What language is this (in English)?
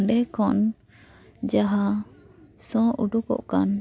Santali